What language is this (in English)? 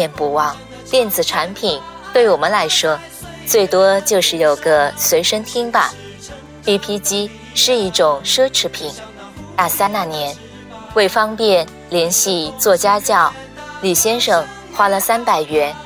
Chinese